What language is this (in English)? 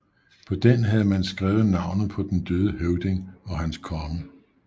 Danish